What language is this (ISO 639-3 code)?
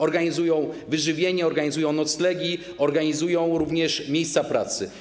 pol